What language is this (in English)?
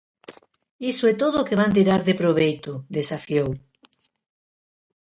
Galician